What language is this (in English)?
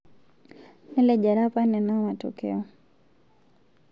Masai